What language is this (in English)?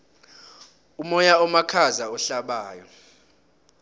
South Ndebele